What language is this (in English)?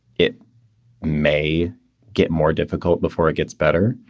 English